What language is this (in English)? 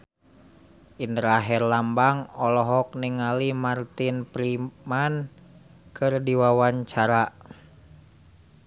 Sundanese